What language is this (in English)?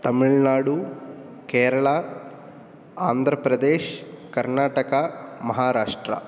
Sanskrit